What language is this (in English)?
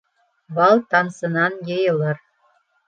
Bashkir